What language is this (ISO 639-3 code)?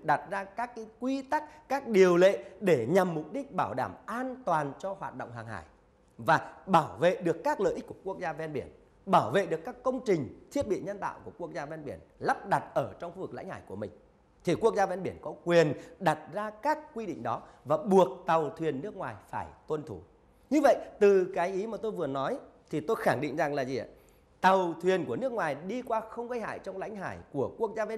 vie